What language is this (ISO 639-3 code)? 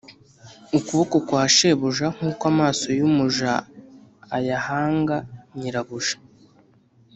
kin